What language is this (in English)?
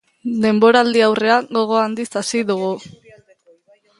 Basque